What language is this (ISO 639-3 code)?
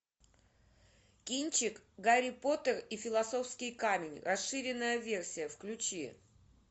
rus